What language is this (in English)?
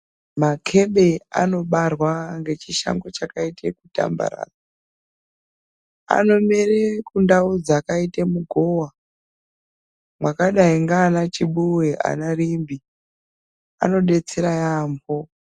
Ndau